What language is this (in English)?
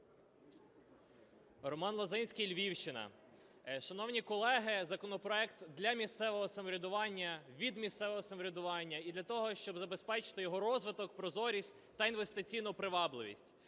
Ukrainian